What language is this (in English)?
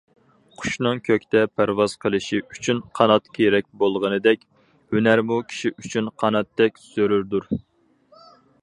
Uyghur